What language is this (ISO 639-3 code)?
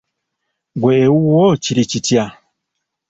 lug